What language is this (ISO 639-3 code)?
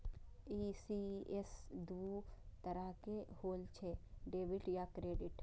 mai